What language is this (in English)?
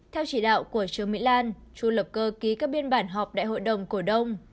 Vietnamese